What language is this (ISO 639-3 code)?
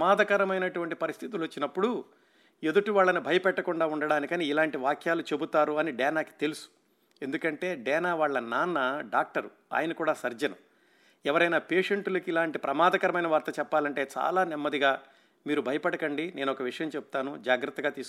tel